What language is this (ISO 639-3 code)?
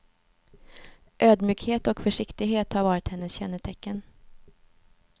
swe